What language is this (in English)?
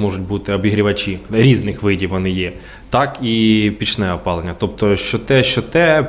Ukrainian